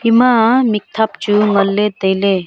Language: Wancho Naga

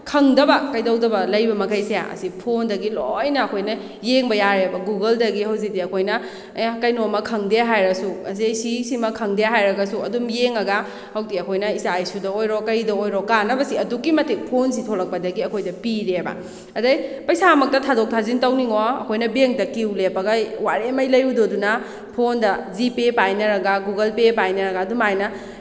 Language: Manipuri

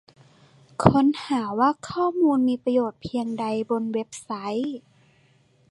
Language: Thai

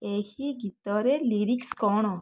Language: Odia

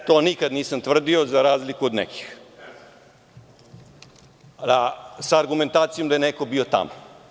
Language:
Serbian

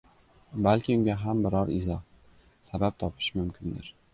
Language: Uzbek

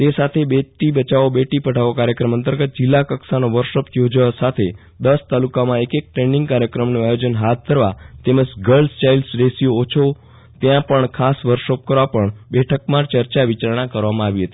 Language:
Gujarati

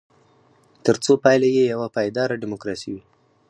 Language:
Pashto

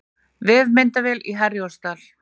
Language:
Icelandic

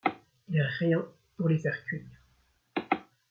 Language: French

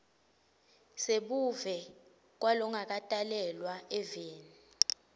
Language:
Swati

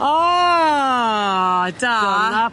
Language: Welsh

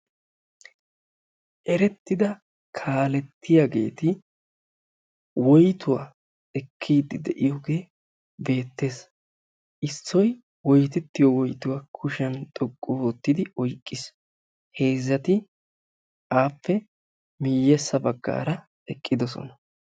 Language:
Wolaytta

